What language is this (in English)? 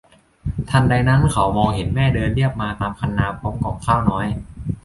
Thai